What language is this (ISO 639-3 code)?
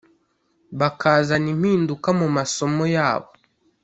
kin